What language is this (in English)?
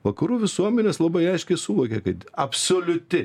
Lithuanian